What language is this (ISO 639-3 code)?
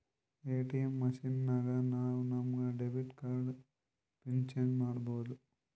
kan